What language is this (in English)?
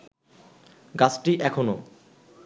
Bangla